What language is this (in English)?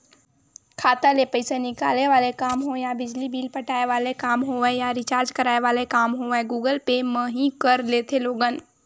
Chhattisgarhi